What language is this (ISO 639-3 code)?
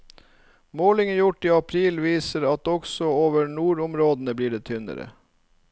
nor